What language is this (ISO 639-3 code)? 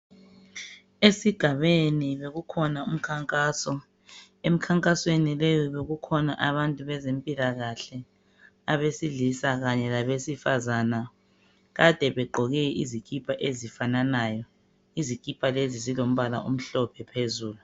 nde